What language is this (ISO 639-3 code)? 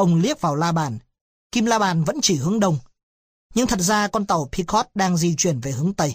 vie